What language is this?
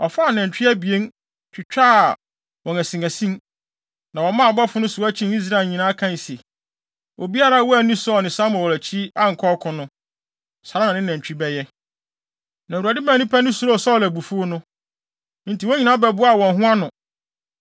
Akan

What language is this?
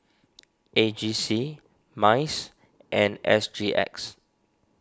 English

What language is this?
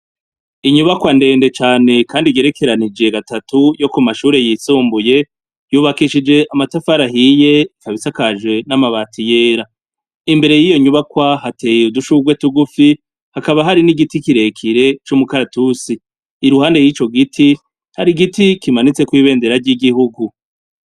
Rundi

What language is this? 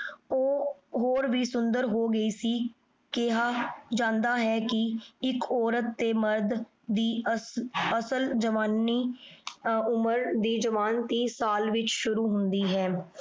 Punjabi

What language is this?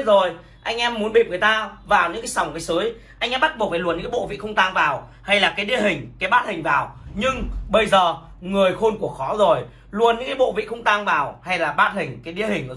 Vietnamese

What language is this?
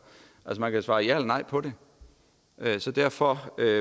Danish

